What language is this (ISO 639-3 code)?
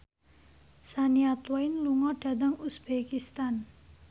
jav